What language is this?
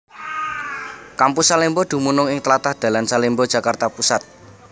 Javanese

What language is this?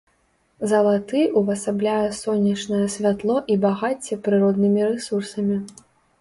Belarusian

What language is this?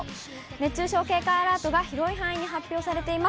Japanese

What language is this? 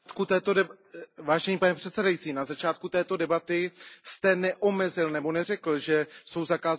Czech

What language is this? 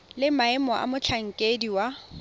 Tswana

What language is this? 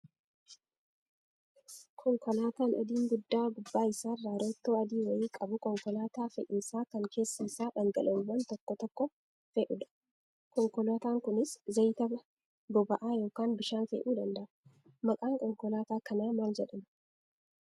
Oromo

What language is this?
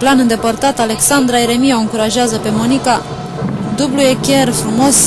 Romanian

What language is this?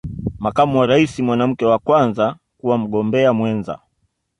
Swahili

